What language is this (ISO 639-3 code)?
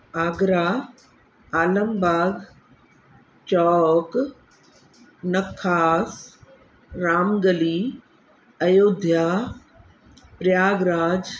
snd